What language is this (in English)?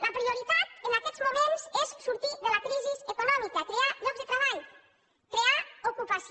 Catalan